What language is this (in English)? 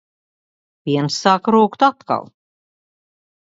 Latvian